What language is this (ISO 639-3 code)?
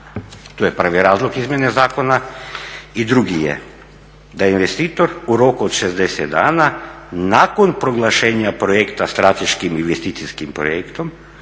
hrv